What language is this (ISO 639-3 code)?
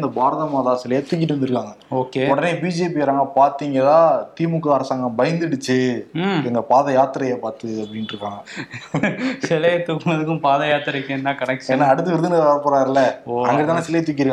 tam